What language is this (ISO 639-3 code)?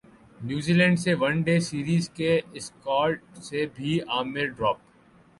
urd